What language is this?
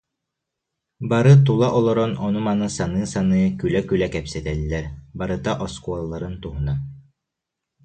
Yakut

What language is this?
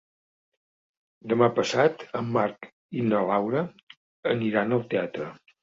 Catalan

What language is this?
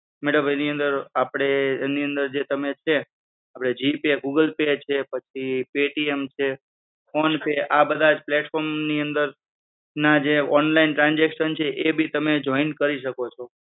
Gujarati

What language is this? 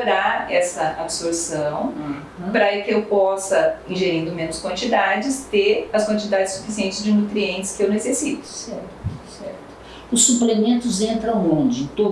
Portuguese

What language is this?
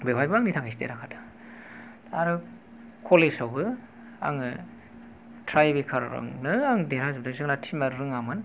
Bodo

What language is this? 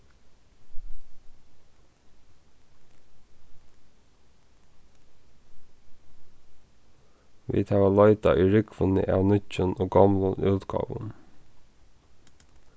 Faroese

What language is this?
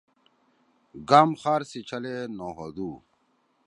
Torwali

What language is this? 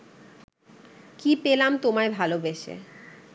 Bangla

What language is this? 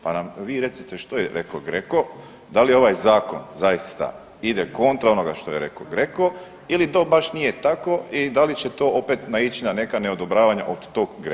Croatian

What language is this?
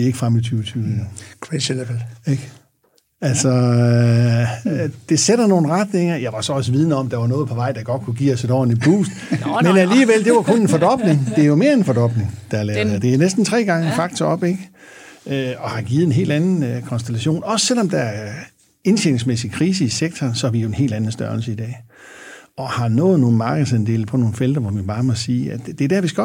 Danish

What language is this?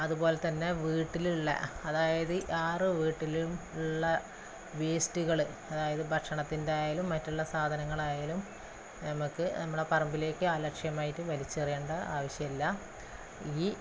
Malayalam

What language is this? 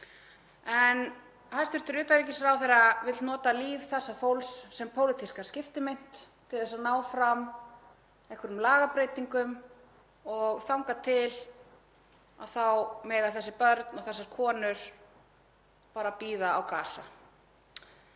Icelandic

